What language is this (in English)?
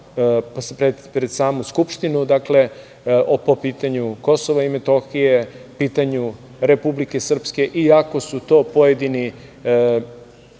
Serbian